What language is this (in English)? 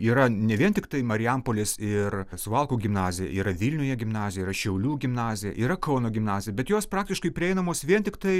Lithuanian